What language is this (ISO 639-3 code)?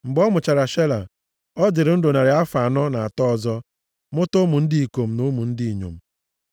ibo